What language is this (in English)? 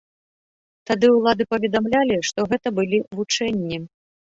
Belarusian